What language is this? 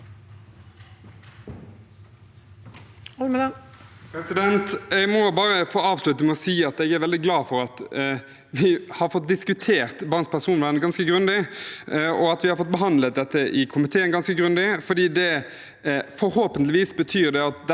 Norwegian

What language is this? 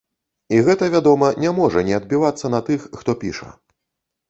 Belarusian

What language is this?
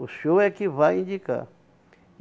Portuguese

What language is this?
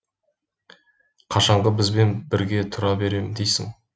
Kazakh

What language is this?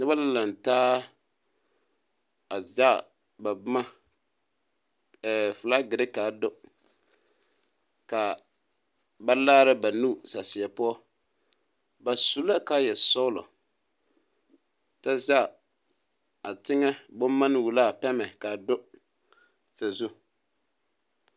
Southern Dagaare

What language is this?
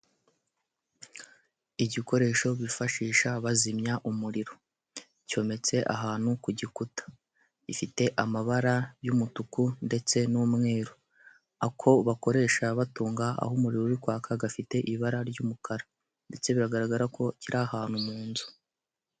Kinyarwanda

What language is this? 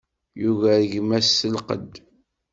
Kabyle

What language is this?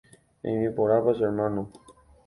Guarani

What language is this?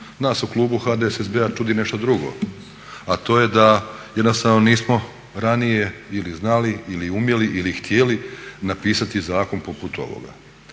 Croatian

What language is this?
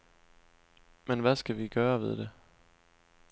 Danish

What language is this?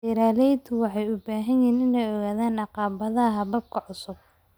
Somali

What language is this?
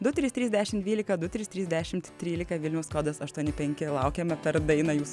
Lithuanian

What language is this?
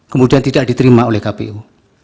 Indonesian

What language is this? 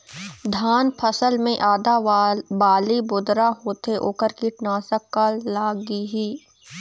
Chhattisgarhi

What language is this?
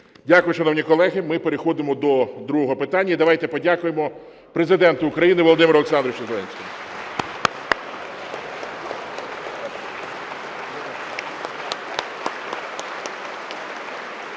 Ukrainian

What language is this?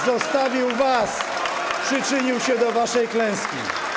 Polish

